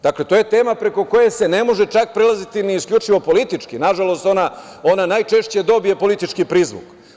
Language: Serbian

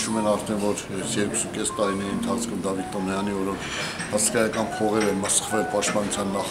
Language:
Turkish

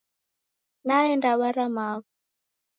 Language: Taita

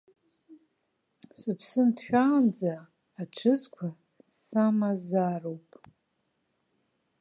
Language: Abkhazian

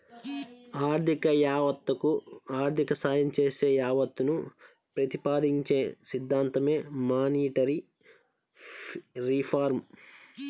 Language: Telugu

